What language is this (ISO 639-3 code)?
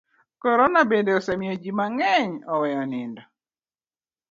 luo